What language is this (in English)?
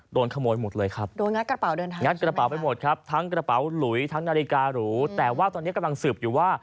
Thai